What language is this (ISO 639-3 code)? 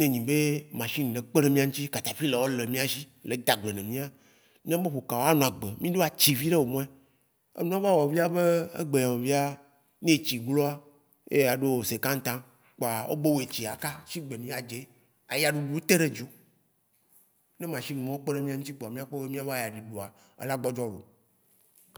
wci